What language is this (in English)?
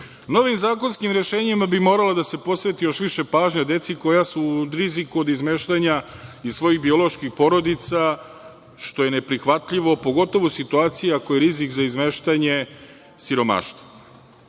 Serbian